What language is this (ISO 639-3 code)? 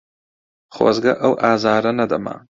ckb